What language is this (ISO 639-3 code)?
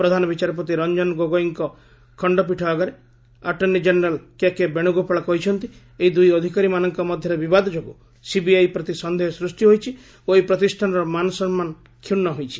ori